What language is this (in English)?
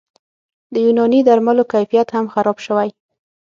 Pashto